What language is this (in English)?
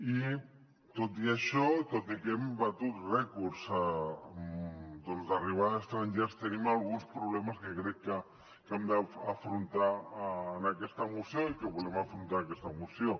Catalan